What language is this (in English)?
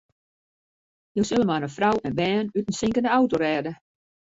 Western Frisian